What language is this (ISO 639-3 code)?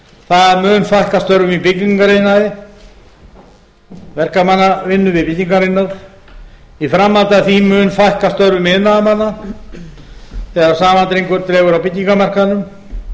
isl